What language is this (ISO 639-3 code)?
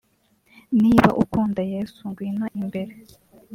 kin